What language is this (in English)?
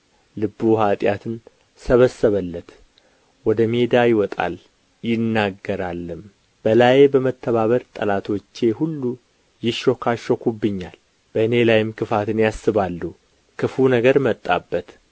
Amharic